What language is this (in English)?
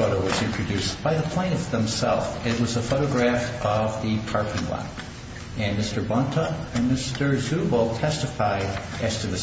English